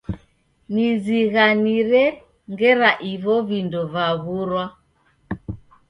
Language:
Taita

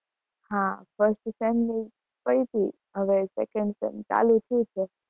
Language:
Gujarati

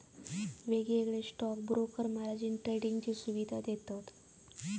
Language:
Marathi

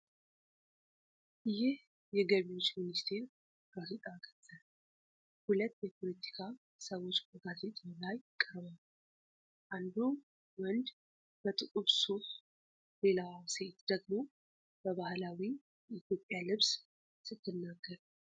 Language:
Amharic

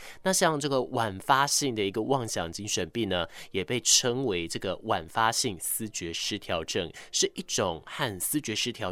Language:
Chinese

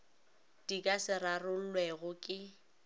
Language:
Northern Sotho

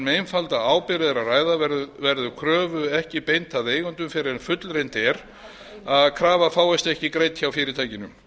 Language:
Icelandic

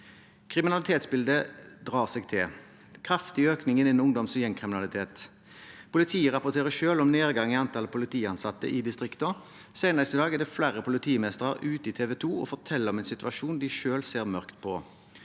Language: Norwegian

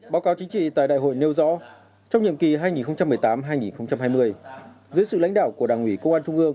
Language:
Vietnamese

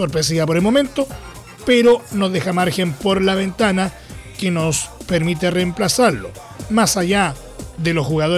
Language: Spanish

